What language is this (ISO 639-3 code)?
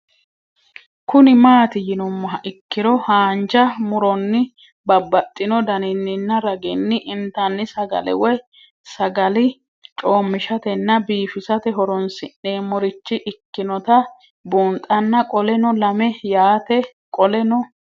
sid